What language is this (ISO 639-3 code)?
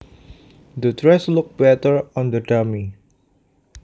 jav